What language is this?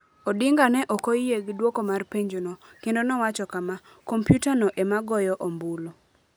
Luo (Kenya and Tanzania)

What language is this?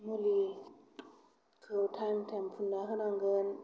Bodo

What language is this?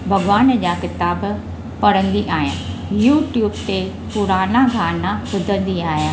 Sindhi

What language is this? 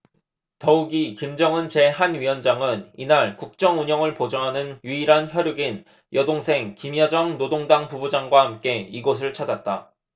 Korean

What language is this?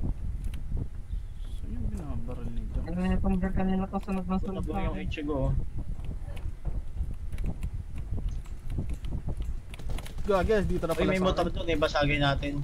Filipino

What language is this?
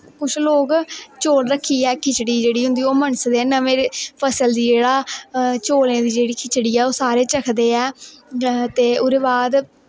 Dogri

